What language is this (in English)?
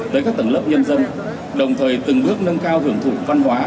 Vietnamese